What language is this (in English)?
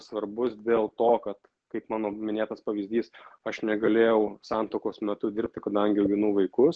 Lithuanian